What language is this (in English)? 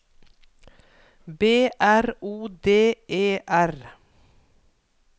Norwegian